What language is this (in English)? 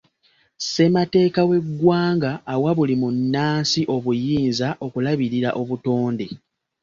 Ganda